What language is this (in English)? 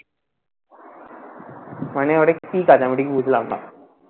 Bangla